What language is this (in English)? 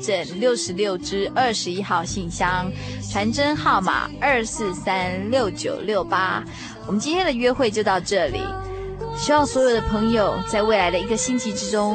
Chinese